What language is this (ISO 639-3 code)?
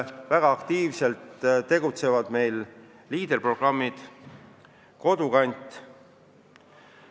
est